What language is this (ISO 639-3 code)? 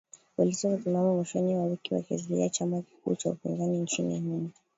swa